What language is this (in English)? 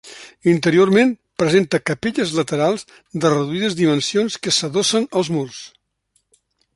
Catalan